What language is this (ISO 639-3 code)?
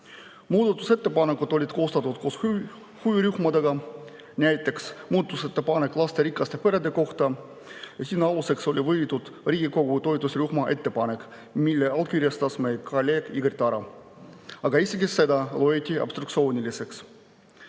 est